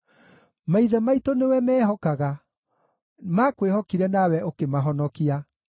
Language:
Kikuyu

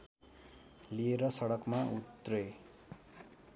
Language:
Nepali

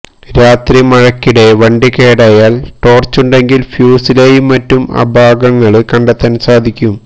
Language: Malayalam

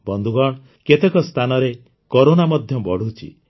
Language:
Odia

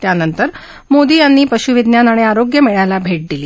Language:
Marathi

